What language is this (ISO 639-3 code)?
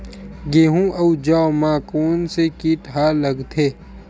hne